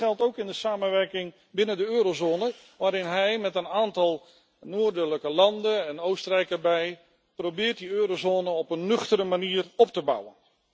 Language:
Dutch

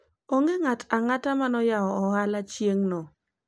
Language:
Luo (Kenya and Tanzania)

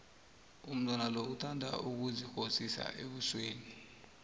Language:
South Ndebele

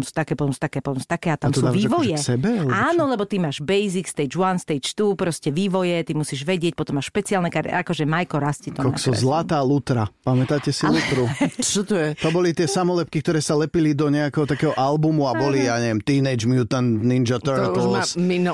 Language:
Slovak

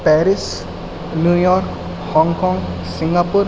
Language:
Urdu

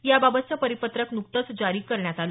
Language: Marathi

